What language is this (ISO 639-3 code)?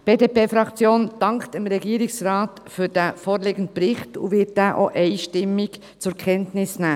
gsw